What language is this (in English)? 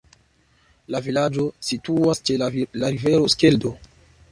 Esperanto